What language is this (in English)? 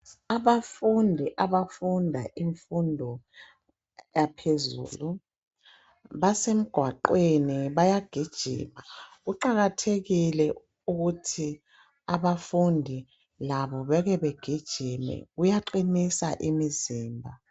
North Ndebele